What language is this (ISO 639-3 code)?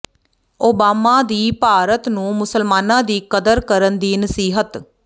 pan